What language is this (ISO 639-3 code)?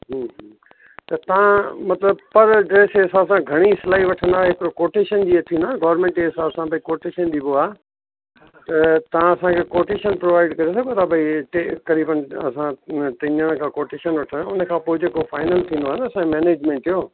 snd